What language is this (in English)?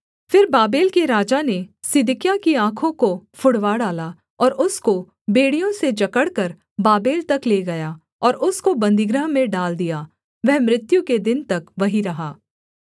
Hindi